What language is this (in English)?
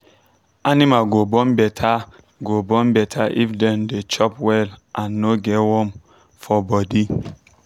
Nigerian Pidgin